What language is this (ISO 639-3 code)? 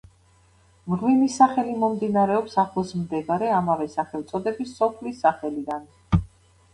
kat